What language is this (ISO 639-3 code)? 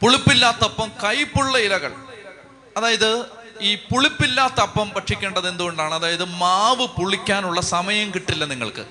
mal